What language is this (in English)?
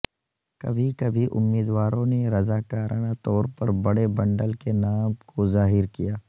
Urdu